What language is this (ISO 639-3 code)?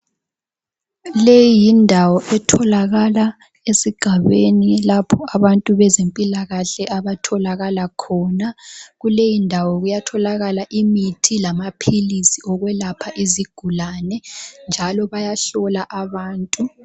nde